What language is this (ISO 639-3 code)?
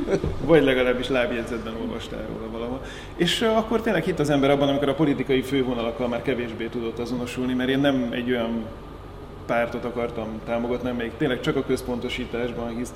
hun